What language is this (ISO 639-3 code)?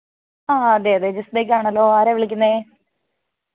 mal